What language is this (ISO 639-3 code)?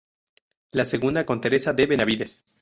spa